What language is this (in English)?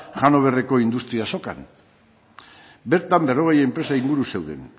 Basque